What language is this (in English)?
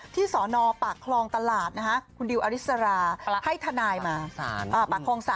Thai